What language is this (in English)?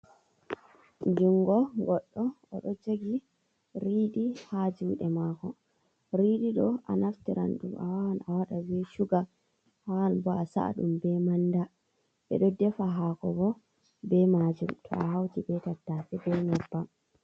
Fula